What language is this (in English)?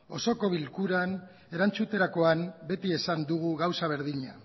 Basque